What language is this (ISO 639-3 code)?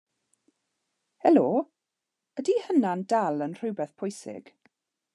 cym